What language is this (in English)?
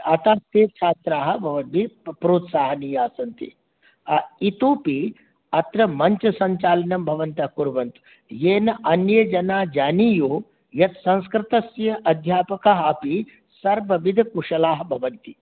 Sanskrit